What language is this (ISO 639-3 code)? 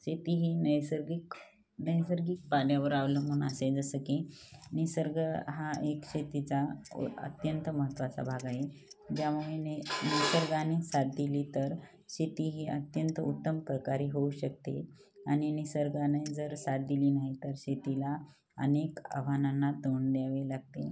mar